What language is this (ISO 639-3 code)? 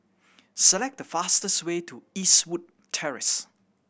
eng